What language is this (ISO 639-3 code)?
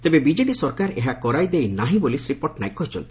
ori